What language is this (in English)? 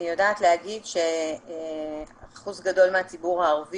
Hebrew